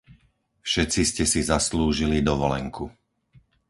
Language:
Slovak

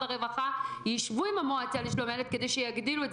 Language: Hebrew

